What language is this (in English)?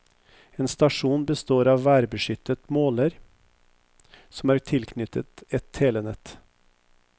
Norwegian